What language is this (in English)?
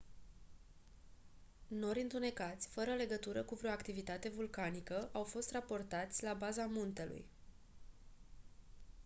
Romanian